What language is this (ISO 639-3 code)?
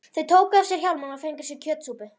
isl